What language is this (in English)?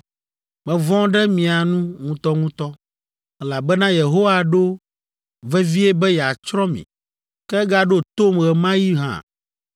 Ewe